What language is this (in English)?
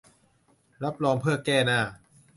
Thai